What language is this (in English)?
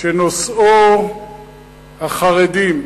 Hebrew